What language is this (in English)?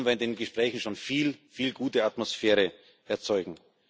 German